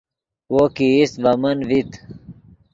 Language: Yidgha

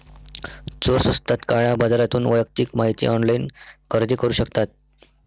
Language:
Marathi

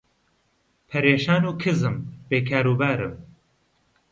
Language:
Central Kurdish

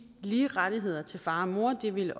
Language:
Danish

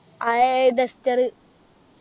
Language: Malayalam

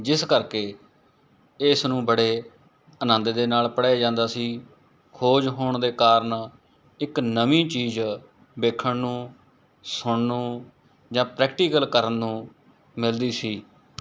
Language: Punjabi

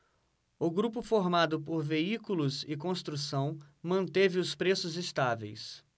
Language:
Portuguese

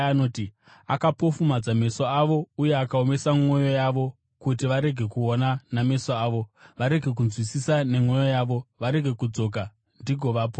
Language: Shona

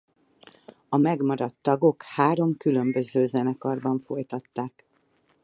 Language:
Hungarian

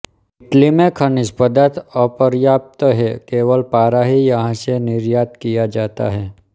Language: Hindi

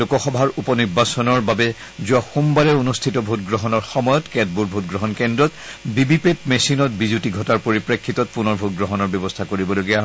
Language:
Assamese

